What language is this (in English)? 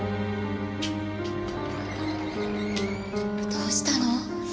Japanese